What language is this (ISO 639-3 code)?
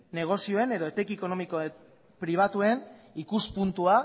eus